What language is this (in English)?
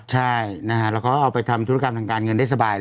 Thai